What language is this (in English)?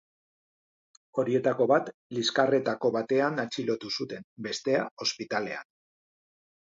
Basque